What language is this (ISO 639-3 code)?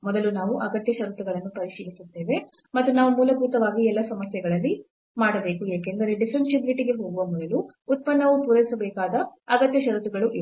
kan